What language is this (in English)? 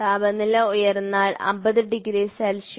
Malayalam